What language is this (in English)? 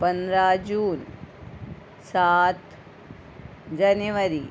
Konkani